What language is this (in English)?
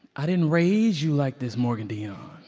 English